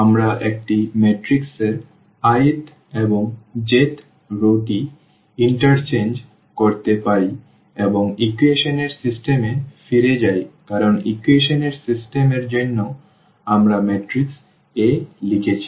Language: Bangla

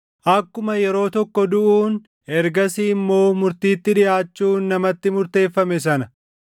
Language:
Oromo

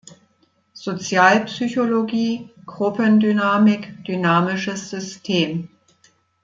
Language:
German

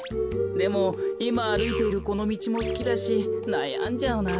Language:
Japanese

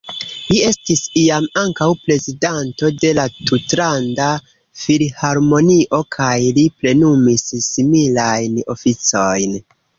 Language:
Esperanto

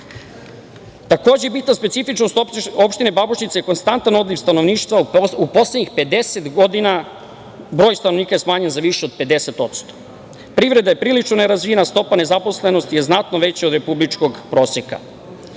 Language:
Serbian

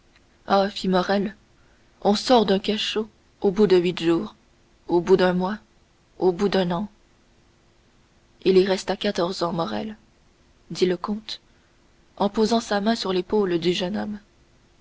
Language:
French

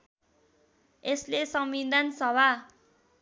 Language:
Nepali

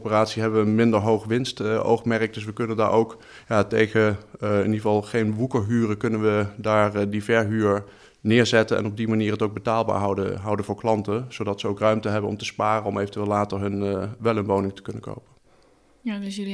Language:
Dutch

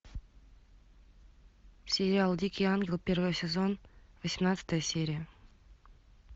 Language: Russian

